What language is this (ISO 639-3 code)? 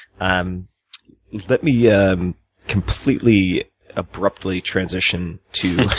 eng